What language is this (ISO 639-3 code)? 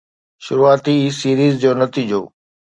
snd